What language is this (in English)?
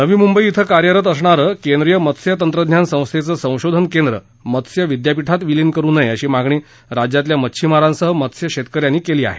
Marathi